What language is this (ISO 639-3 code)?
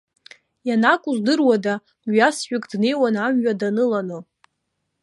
abk